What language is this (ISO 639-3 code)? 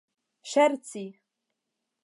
epo